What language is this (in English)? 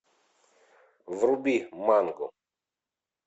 Russian